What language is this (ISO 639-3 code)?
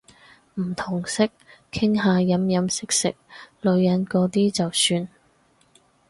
yue